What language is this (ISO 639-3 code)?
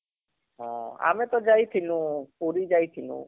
ori